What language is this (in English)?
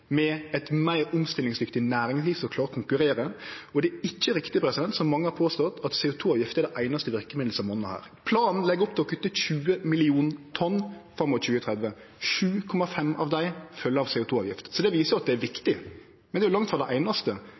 Norwegian Nynorsk